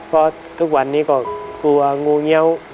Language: Thai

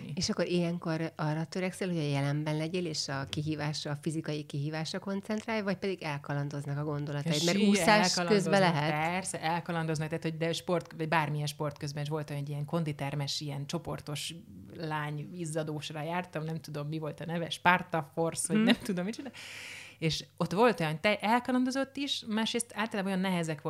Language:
Hungarian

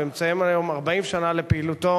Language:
Hebrew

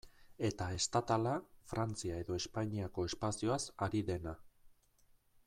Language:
Basque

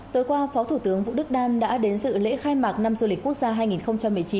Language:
Vietnamese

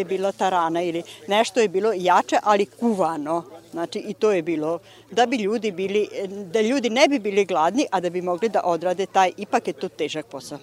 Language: Croatian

